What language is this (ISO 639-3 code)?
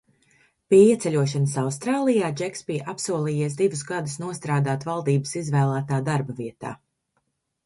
lav